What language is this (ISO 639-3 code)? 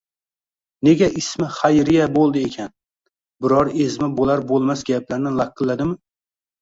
uzb